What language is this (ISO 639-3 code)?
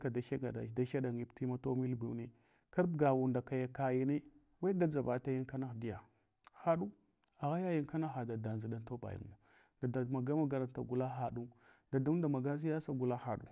hwo